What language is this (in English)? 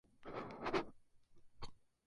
Spanish